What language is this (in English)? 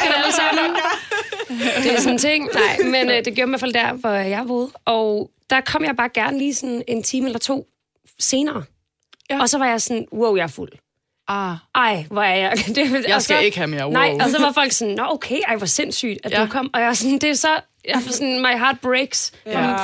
Danish